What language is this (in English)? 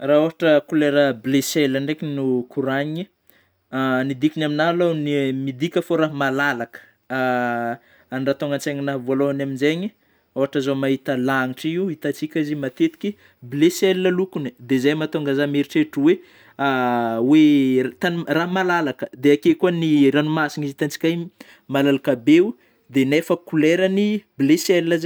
Northern Betsimisaraka Malagasy